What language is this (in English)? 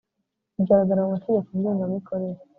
Kinyarwanda